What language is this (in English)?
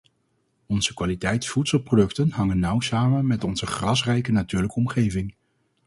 Dutch